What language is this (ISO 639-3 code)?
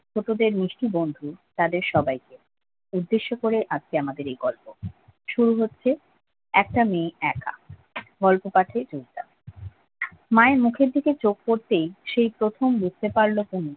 ben